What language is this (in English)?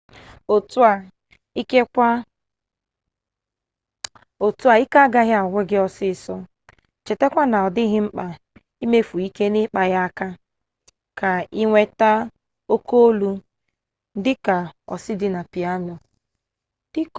Igbo